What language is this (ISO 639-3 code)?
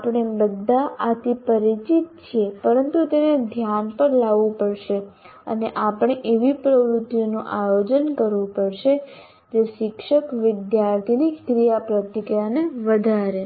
guj